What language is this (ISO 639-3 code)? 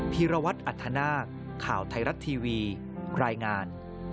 tha